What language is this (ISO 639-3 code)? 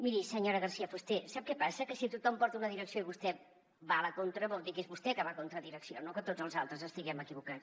cat